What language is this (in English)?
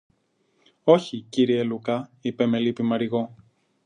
Greek